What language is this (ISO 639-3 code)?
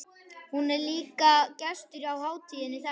isl